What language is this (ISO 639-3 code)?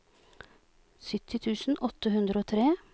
nor